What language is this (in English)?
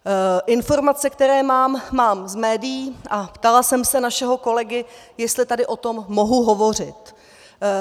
Czech